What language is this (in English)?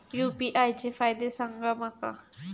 Marathi